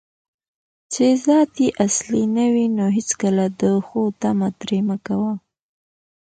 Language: Pashto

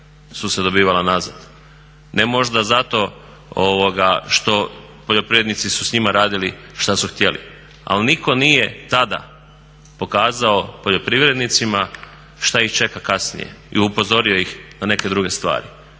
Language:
Croatian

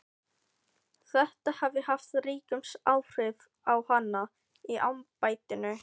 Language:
Icelandic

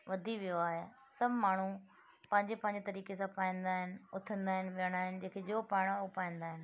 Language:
Sindhi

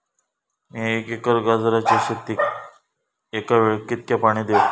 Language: Marathi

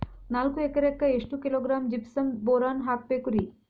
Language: Kannada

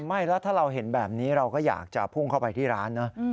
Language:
Thai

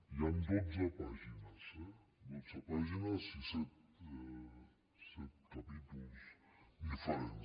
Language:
Catalan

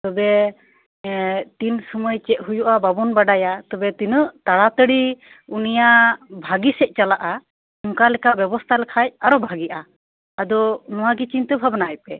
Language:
Santali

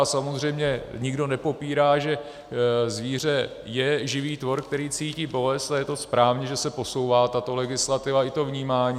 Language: Czech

